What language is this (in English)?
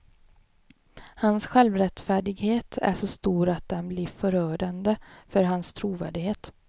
Swedish